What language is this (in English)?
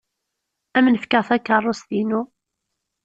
Kabyle